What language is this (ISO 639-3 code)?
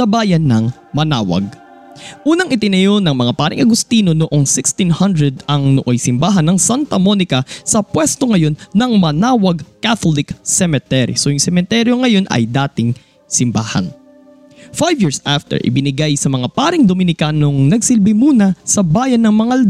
fil